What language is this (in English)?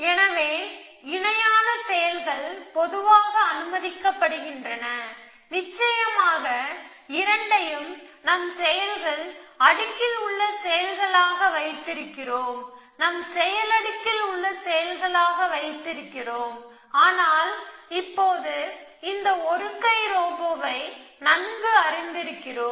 Tamil